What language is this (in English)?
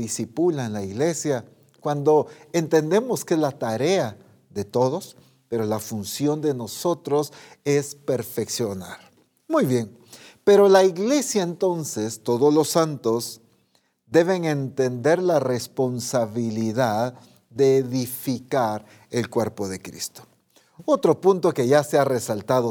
Spanish